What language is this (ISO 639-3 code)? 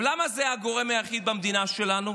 heb